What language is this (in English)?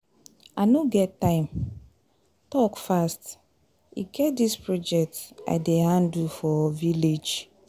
Nigerian Pidgin